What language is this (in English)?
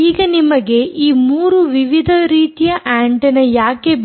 Kannada